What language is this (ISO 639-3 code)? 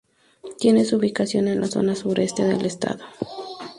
spa